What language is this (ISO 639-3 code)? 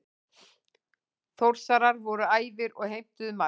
isl